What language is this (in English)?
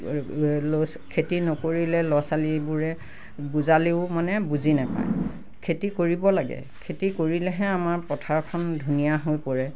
Assamese